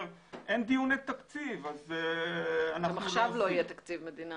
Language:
Hebrew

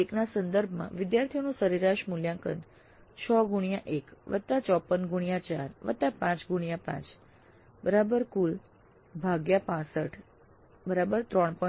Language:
Gujarati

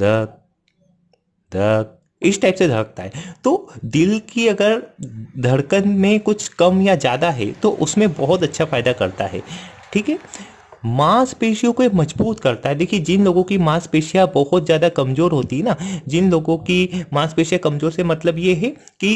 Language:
Hindi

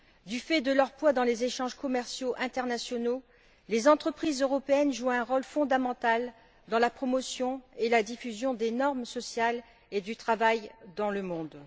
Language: French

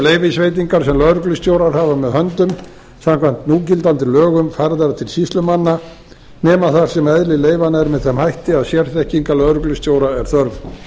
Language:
Icelandic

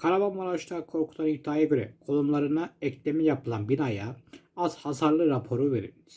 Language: Turkish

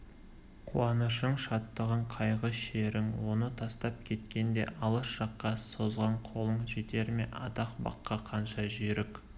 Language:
Kazakh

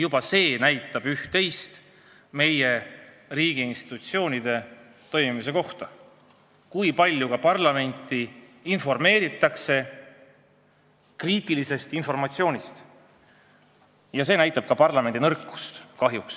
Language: Estonian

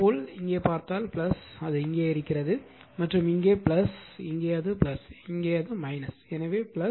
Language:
Tamil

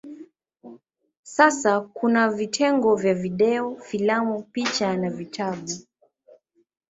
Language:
Swahili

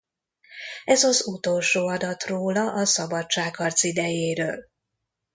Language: Hungarian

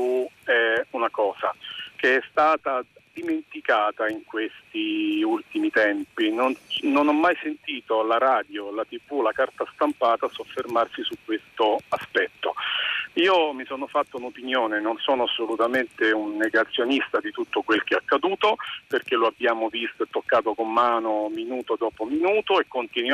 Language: Italian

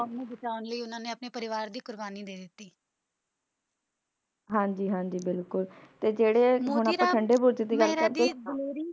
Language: Punjabi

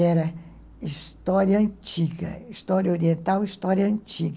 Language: Portuguese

